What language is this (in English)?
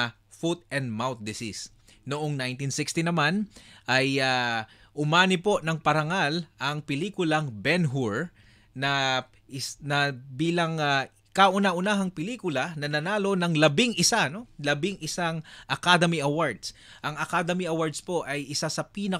Filipino